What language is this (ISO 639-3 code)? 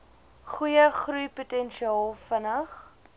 afr